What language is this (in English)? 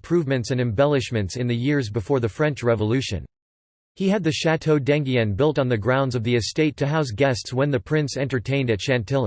English